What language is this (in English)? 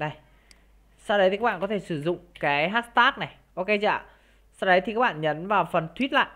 Vietnamese